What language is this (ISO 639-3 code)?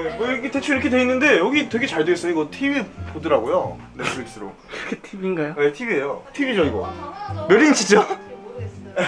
kor